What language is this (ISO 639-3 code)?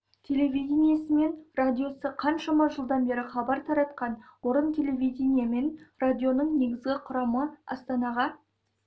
kaz